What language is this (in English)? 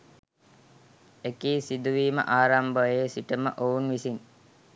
Sinhala